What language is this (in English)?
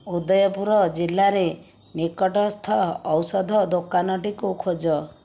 Odia